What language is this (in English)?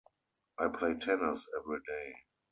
English